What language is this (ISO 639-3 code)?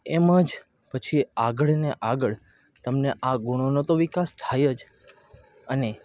guj